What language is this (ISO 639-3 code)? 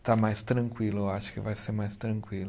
por